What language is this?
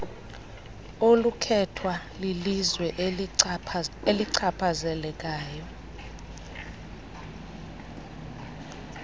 Xhosa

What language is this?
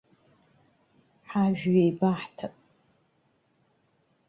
Abkhazian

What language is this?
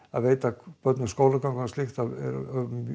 Icelandic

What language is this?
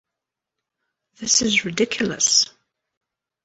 English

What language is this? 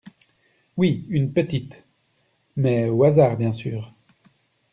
French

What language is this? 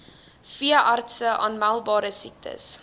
Afrikaans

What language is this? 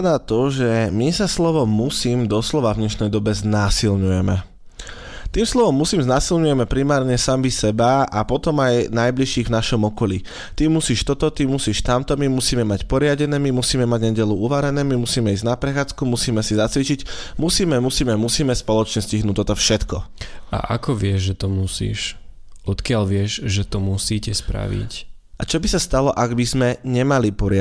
Slovak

